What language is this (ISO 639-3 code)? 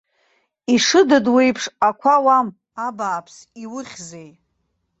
abk